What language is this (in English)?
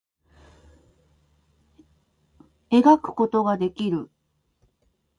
Japanese